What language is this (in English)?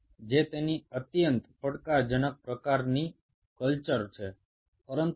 Bangla